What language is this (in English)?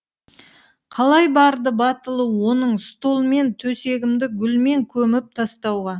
Kazakh